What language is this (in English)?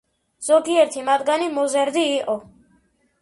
Georgian